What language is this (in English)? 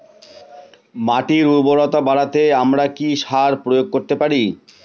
Bangla